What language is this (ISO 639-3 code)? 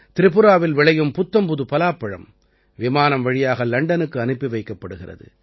tam